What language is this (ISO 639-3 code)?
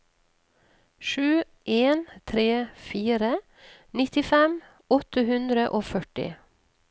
nor